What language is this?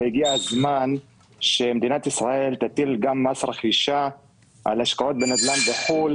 Hebrew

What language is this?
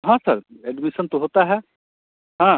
Hindi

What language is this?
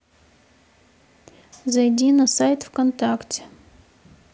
Russian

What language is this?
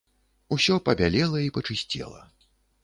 Belarusian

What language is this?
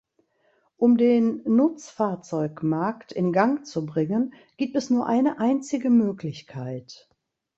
German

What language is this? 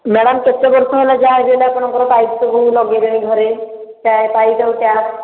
Odia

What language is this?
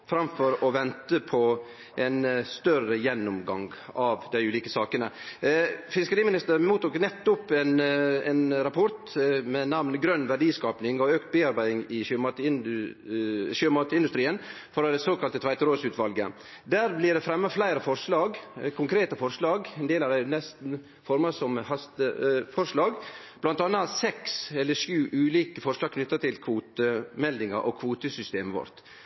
Norwegian Nynorsk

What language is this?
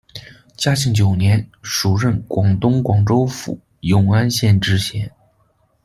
Chinese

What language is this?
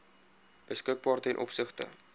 Afrikaans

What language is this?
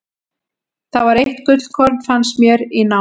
Icelandic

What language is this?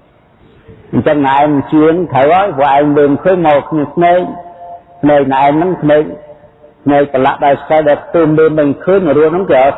Vietnamese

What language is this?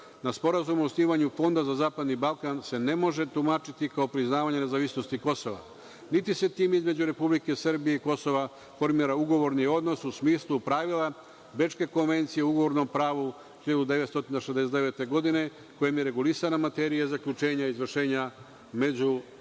Serbian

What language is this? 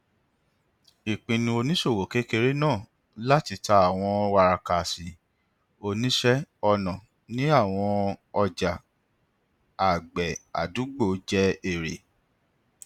Yoruba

